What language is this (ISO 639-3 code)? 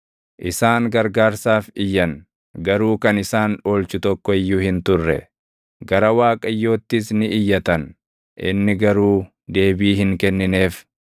orm